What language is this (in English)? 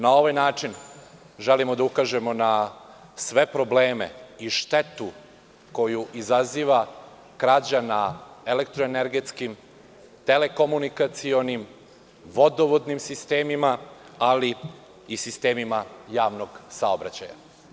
Serbian